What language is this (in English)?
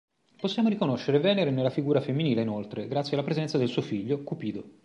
Italian